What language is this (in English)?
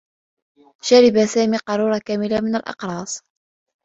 Arabic